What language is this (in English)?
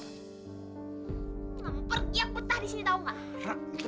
Indonesian